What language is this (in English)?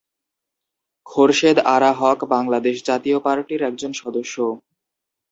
Bangla